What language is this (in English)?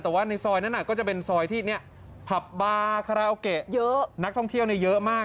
Thai